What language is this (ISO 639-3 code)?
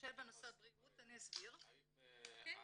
heb